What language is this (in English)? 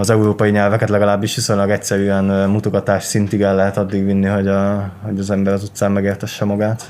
Hungarian